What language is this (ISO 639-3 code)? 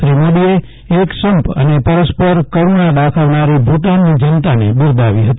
guj